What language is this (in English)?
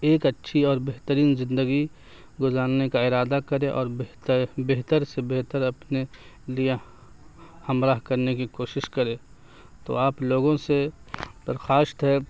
Urdu